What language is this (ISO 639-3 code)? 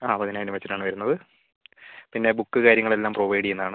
mal